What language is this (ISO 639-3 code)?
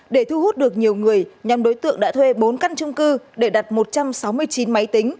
vie